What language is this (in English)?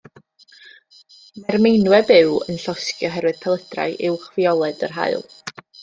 Welsh